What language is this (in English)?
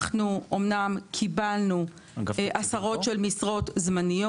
Hebrew